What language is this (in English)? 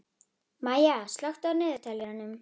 Icelandic